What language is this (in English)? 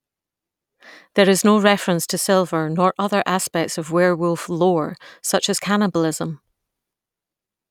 English